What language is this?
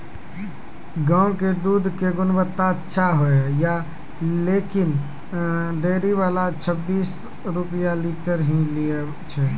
Maithili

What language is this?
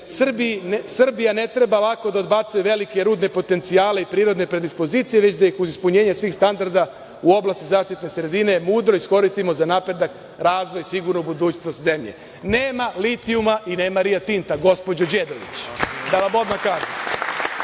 Serbian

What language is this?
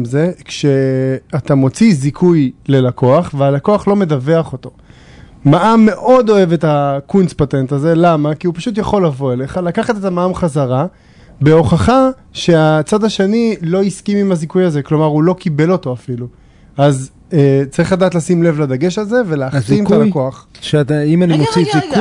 Hebrew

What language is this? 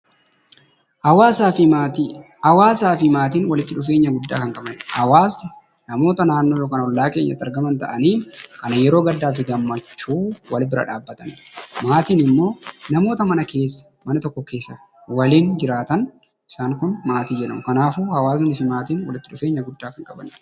Oromo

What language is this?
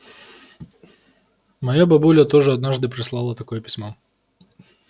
Russian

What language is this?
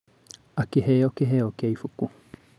Kikuyu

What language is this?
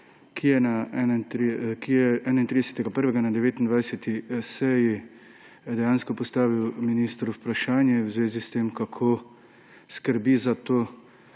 Slovenian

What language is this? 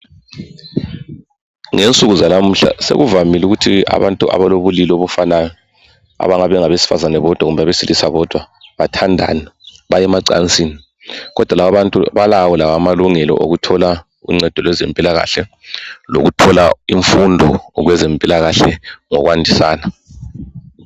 North Ndebele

